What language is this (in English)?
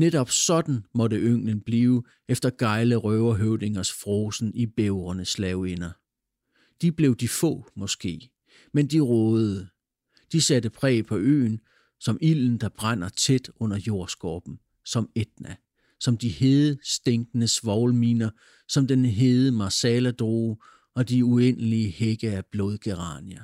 Danish